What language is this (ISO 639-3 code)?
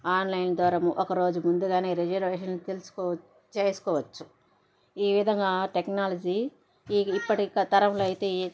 tel